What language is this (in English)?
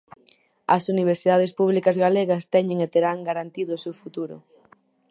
Galician